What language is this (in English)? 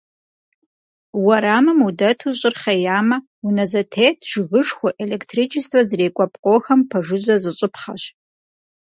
Kabardian